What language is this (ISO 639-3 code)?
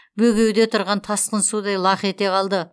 kaz